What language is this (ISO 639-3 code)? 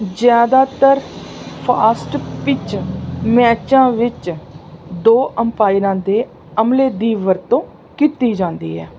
pan